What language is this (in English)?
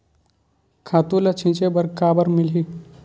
Chhattisgarhi